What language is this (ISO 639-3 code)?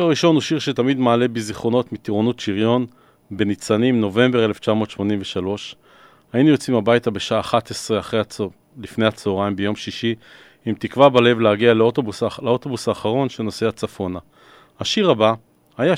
heb